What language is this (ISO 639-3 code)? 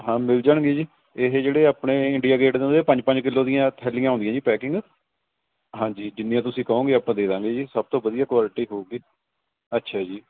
pan